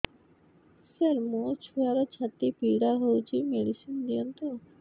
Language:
Odia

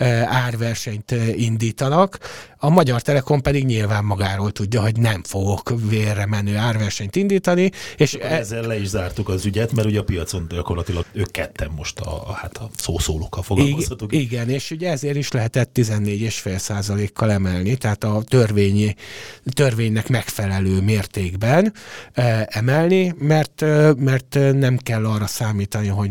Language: Hungarian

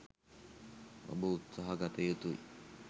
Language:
Sinhala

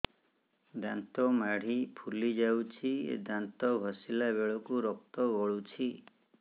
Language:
Odia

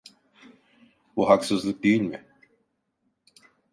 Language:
Turkish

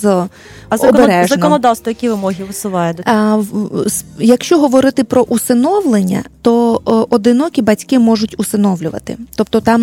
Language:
Ukrainian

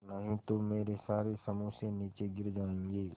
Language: Hindi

